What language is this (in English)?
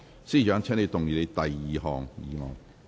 Cantonese